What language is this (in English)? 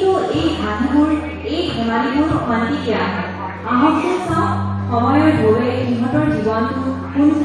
Greek